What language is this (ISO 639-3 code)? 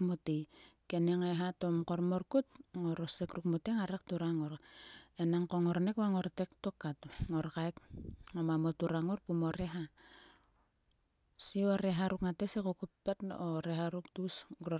sua